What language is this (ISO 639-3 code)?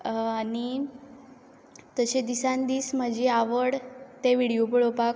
kok